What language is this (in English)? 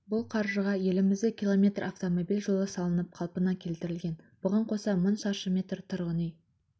Kazakh